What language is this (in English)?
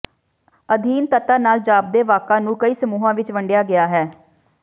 Punjabi